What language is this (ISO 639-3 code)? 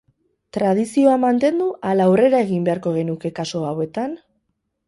eus